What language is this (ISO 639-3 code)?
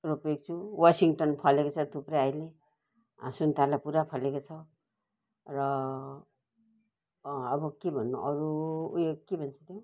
nep